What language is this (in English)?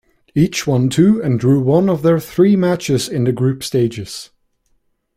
English